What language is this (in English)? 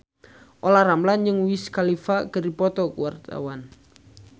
Sundanese